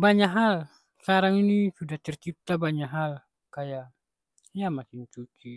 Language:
Ambonese Malay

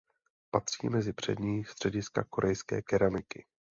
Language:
Czech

